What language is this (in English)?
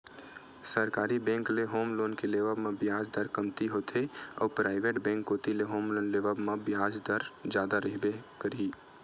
Chhattisgarhi